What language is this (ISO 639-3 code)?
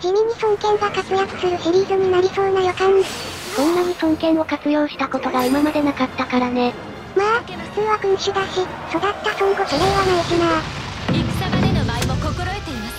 jpn